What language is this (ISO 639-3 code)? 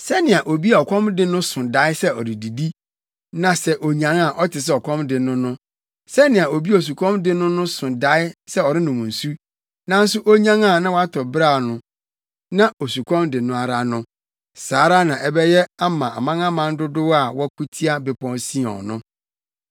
aka